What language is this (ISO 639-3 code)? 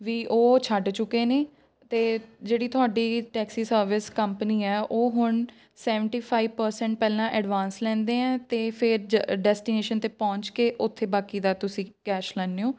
pan